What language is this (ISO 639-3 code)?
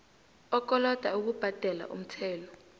nbl